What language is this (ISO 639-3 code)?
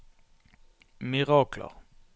nor